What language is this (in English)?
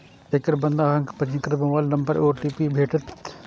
Maithili